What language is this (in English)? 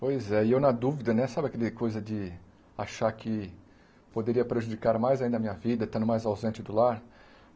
Portuguese